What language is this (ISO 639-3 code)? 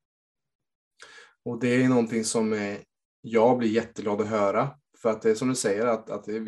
swe